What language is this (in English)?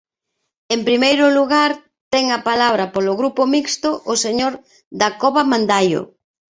Galician